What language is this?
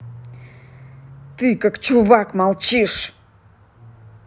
Russian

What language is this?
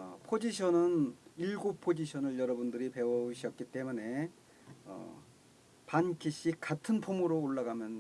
Korean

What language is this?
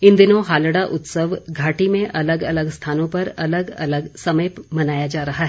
Hindi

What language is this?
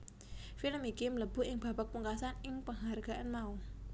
Javanese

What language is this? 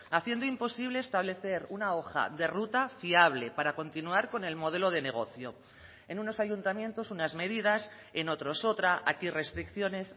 Spanish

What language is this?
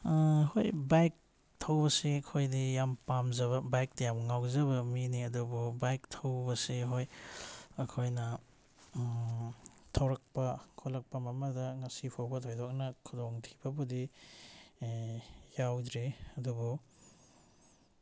Manipuri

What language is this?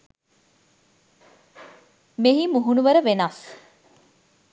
Sinhala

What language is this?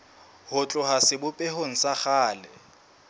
Southern Sotho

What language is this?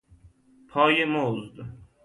Persian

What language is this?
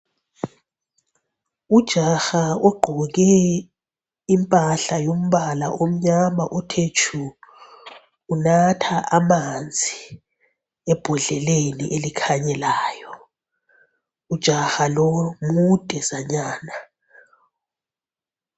North Ndebele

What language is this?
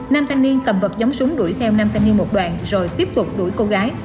Vietnamese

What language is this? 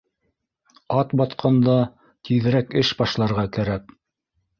Bashkir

